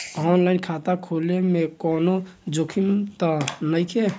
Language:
Bhojpuri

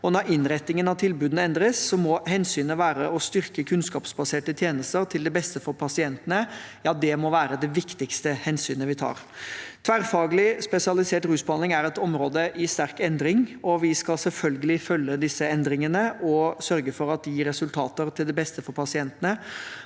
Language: Norwegian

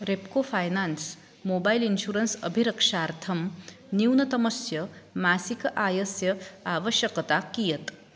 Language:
Sanskrit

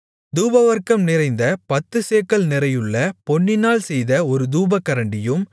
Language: Tamil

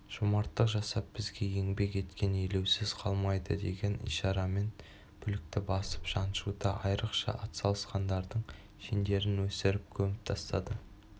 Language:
Kazakh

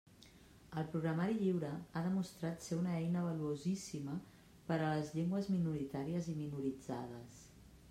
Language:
Catalan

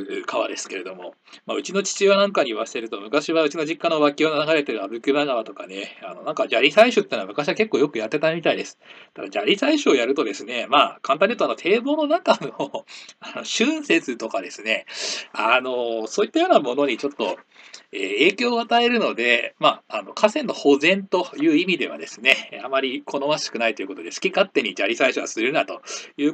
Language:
Japanese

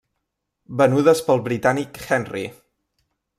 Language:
Catalan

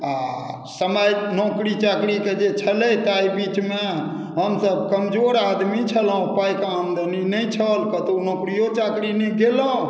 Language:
Maithili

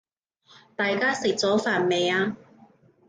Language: Cantonese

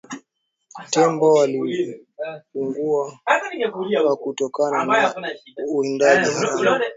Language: Swahili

